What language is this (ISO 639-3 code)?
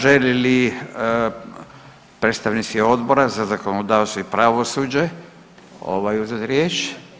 hrv